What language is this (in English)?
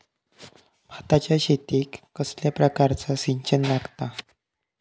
Marathi